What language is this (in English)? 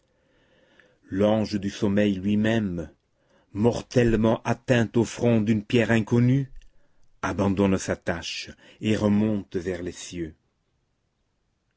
French